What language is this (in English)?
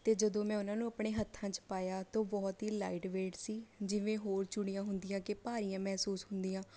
Punjabi